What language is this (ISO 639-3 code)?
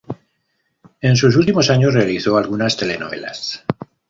spa